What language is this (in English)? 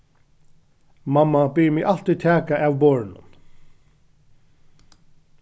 Faroese